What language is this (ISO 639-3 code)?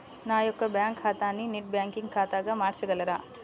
tel